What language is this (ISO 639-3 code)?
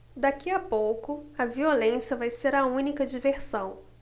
por